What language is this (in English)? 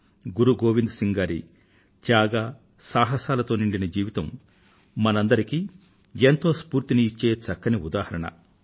Telugu